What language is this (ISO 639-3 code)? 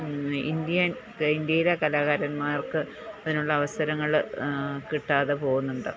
mal